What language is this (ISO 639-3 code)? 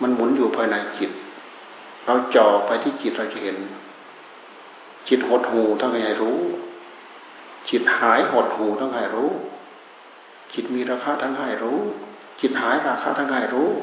tha